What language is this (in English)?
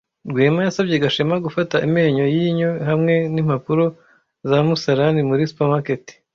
Kinyarwanda